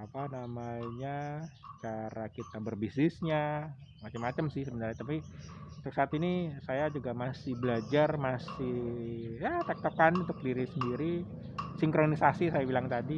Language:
Indonesian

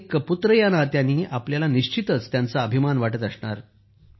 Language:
Marathi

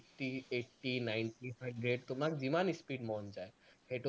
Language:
Assamese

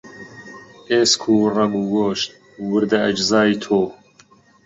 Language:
Central Kurdish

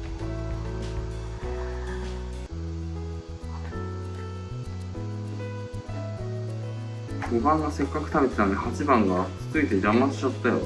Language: Japanese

